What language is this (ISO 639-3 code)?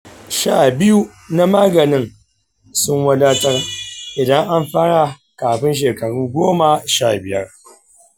hau